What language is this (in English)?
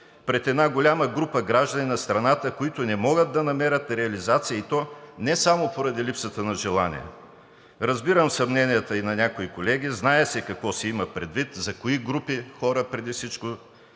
Bulgarian